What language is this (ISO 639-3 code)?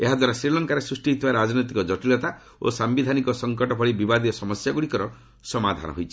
ori